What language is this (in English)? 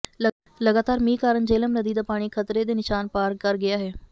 Punjabi